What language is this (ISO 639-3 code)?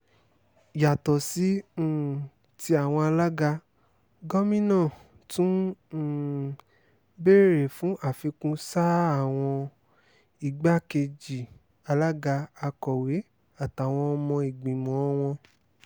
yor